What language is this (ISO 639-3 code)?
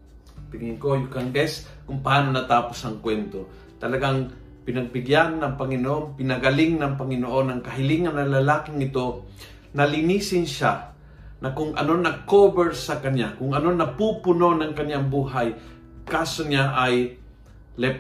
fil